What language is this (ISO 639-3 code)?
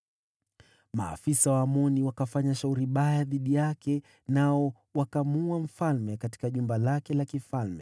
swa